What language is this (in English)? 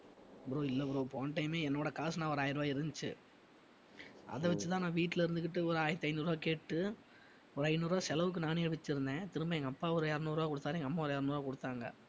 Tamil